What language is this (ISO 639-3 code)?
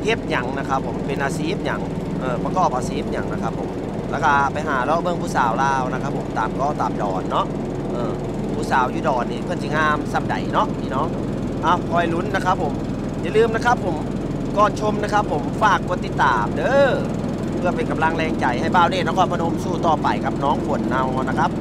tha